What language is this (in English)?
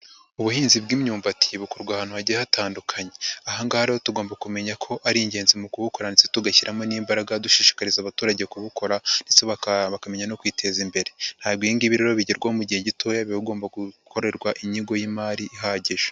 Kinyarwanda